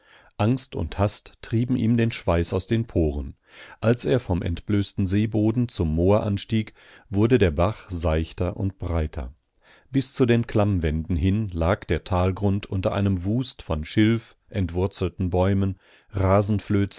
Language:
German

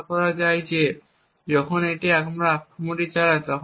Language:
Bangla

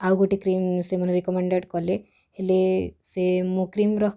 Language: Odia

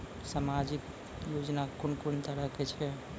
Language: Maithili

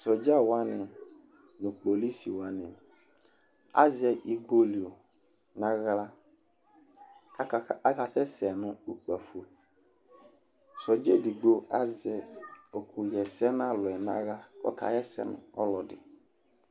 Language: Ikposo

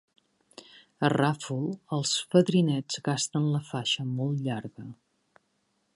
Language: Catalan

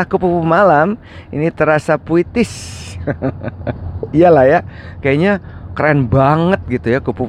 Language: Indonesian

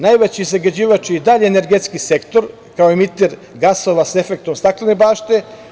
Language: Serbian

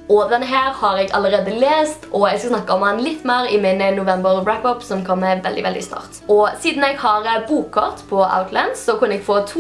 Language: Norwegian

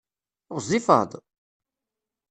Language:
Kabyle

